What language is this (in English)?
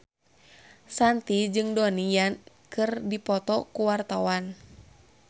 Sundanese